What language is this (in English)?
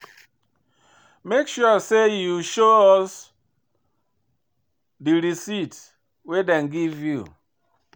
Nigerian Pidgin